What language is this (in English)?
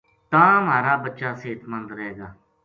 Gujari